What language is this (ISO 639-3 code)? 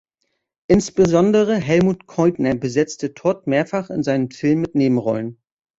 deu